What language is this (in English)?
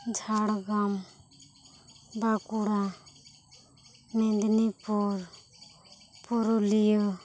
Santali